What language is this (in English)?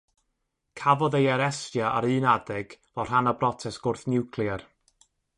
Welsh